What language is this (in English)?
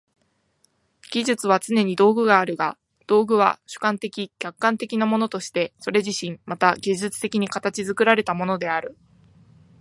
Japanese